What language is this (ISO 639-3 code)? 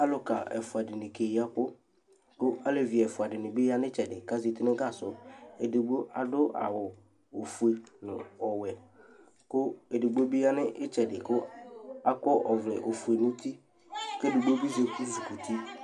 kpo